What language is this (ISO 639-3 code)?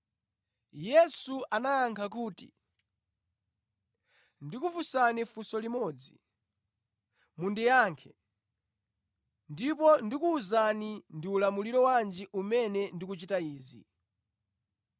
nya